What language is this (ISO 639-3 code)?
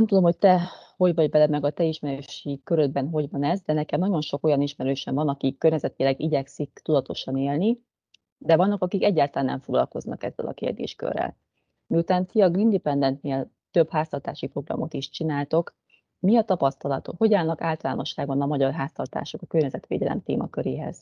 hun